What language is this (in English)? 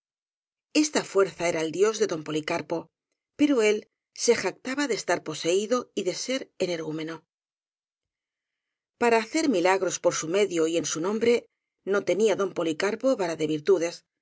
Spanish